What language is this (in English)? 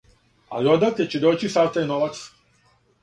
Serbian